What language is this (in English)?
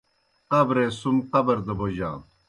Kohistani Shina